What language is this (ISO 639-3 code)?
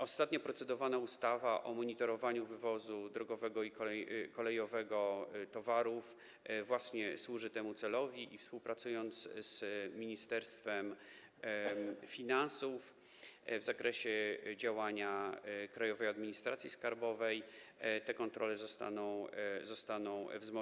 pol